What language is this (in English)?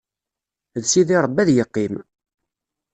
Kabyle